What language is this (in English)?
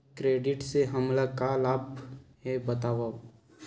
Chhattisgarhi